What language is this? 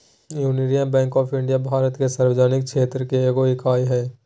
Magahi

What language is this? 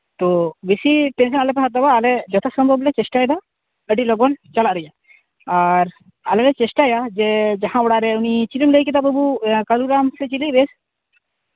Santali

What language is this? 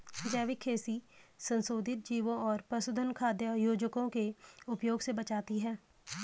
Hindi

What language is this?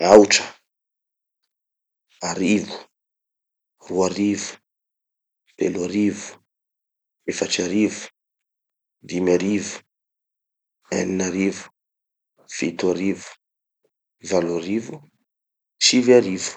Tanosy Malagasy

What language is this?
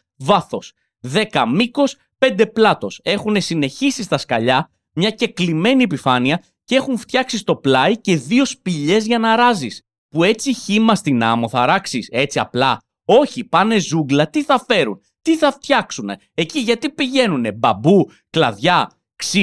Greek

